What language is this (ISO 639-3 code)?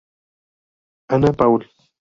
spa